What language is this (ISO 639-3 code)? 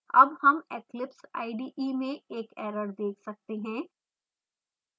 hin